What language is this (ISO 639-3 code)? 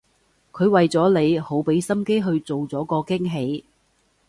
yue